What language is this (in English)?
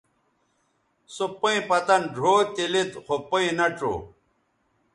Bateri